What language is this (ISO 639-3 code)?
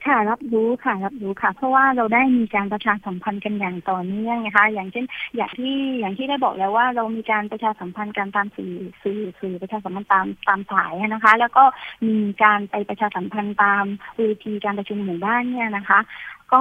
tha